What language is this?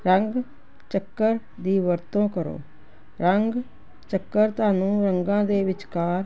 Punjabi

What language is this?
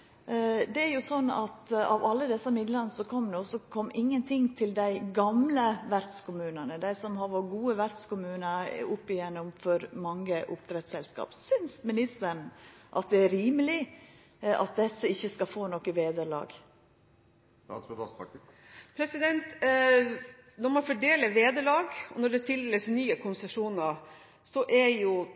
Norwegian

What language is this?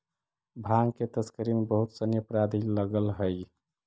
Magahi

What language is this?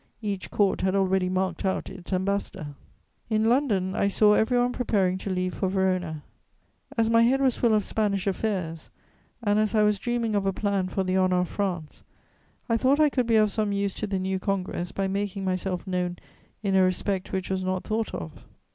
English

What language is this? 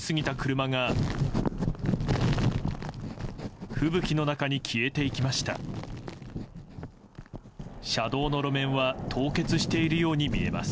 Japanese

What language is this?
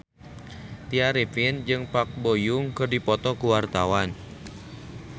Sundanese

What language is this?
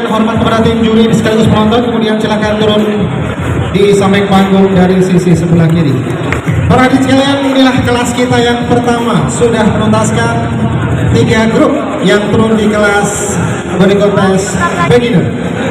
Indonesian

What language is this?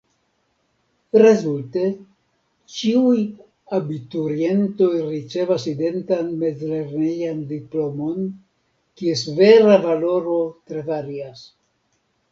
Esperanto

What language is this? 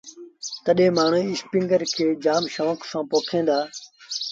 Sindhi Bhil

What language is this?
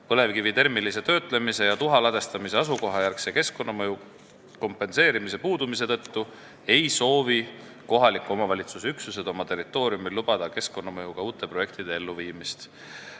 Estonian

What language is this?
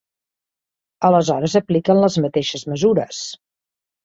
Catalan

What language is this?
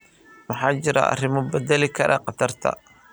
Somali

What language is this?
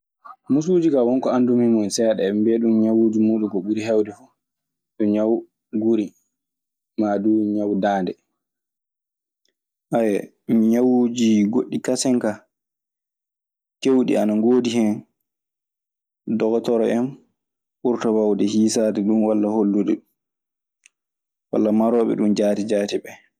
Maasina Fulfulde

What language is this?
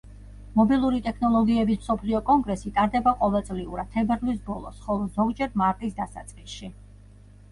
Georgian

